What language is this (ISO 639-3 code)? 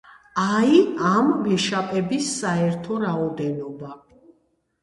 kat